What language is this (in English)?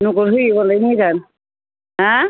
Bodo